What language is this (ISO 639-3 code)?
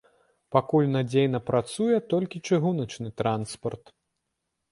bel